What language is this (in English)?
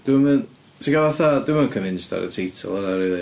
Welsh